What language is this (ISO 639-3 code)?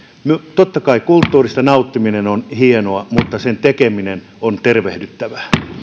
fin